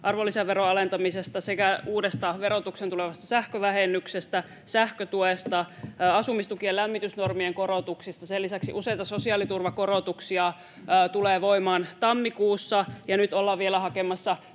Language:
Finnish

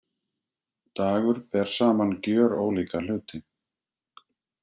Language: Icelandic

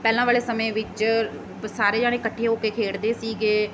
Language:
Punjabi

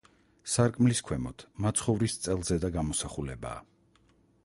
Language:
Georgian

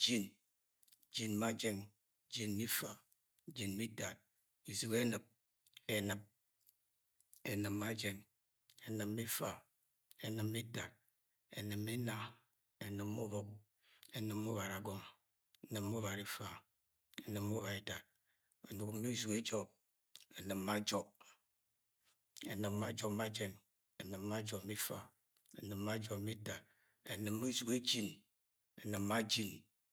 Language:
Agwagwune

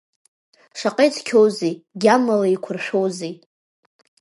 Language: Abkhazian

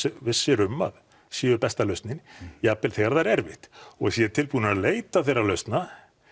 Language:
Icelandic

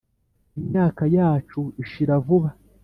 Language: Kinyarwanda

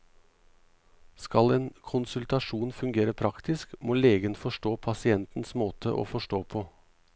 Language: Norwegian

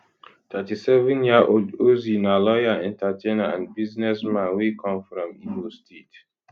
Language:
Nigerian Pidgin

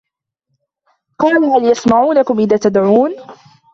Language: Arabic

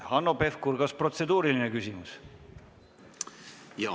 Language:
Estonian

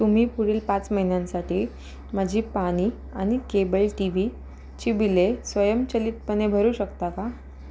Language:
Marathi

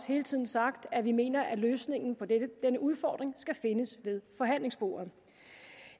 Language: Danish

